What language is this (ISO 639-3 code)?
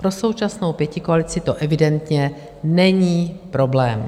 ces